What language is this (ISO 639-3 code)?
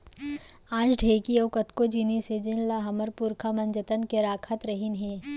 hne